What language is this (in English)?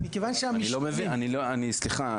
Hebrew